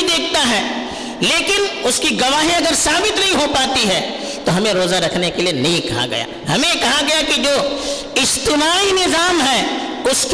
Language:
Urdu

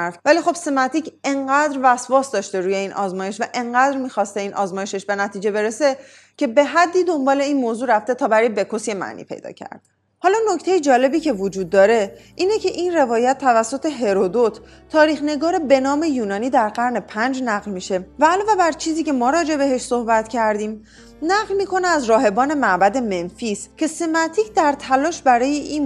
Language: Persian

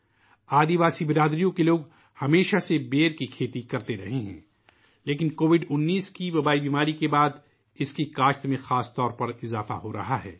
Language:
Urdu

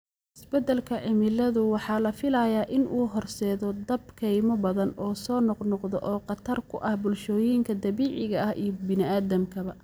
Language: Somali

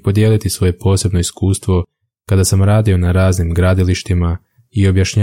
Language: Croatian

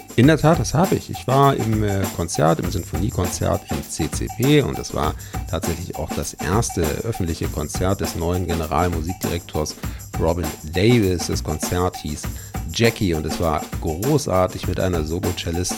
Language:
German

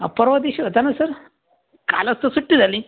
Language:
Marathi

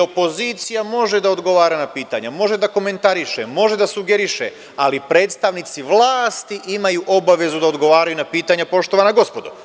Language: Serbian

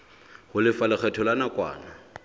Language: Southern Sotho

